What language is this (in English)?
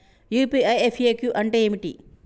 Telugu